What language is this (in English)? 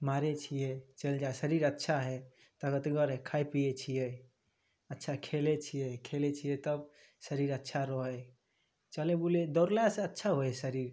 Maithili